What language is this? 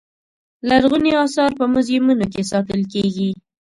Pashto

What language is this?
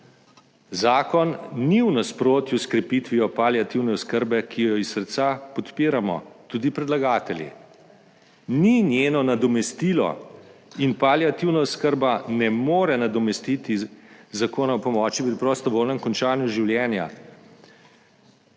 Slovenian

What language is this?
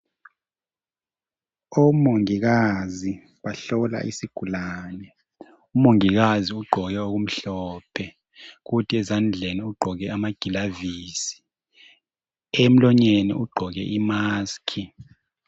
North Ndebele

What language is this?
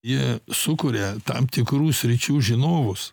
Lithuanian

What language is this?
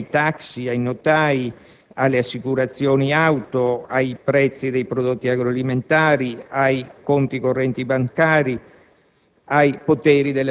Italian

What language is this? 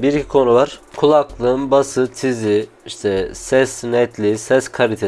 Turkish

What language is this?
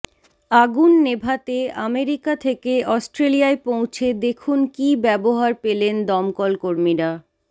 Bangla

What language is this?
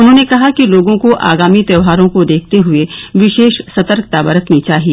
Hindi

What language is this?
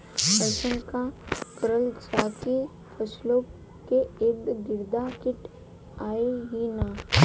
Bhojpuri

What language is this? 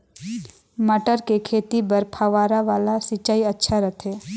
Chhattisgarhi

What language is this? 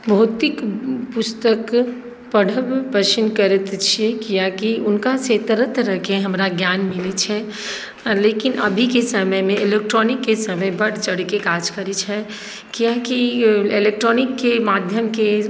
Maithili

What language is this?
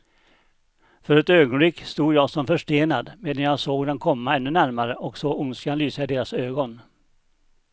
Swedish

